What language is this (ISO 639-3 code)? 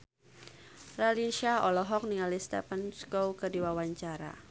sun